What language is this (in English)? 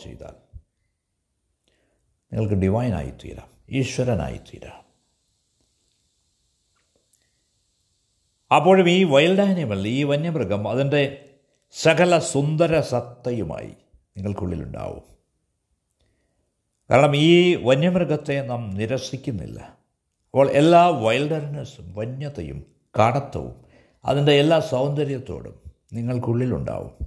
Malayalam